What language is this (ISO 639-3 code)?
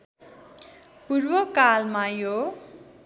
nep